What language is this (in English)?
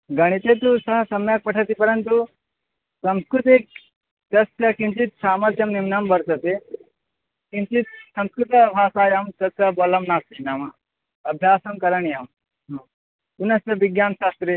Sanskrit